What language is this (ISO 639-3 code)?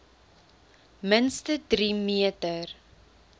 afr